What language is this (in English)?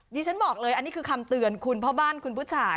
Thai